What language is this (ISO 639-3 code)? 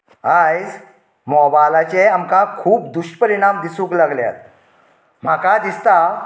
kok